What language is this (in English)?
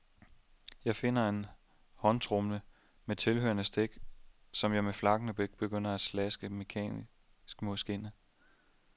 Danish